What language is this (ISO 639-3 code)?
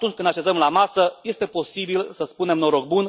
ron